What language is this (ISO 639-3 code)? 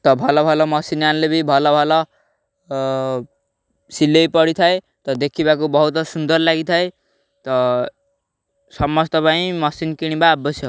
ori